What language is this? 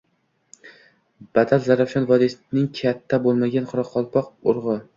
Uzbek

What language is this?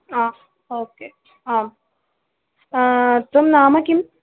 Sanskrit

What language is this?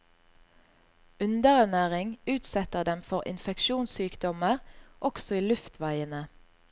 Norwegian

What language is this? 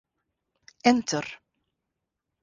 Western Frisian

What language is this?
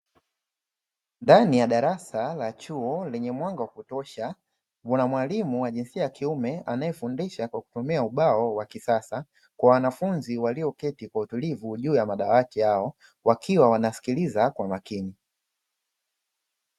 Swahili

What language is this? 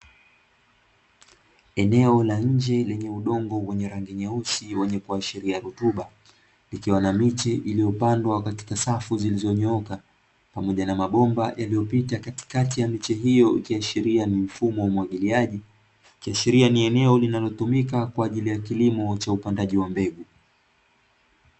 Swahili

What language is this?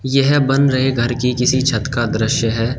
Hindi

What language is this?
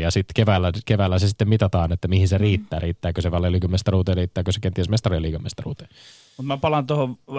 Finnish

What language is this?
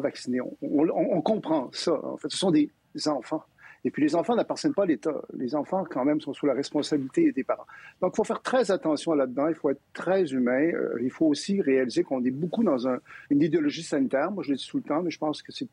French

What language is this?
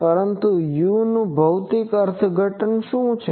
Gujarati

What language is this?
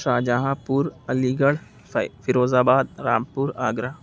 Urdu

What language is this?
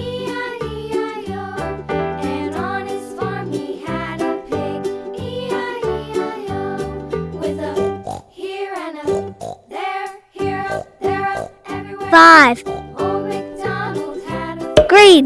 English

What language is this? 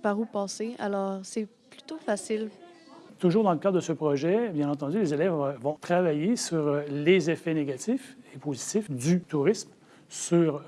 French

